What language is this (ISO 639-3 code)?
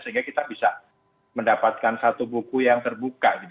ind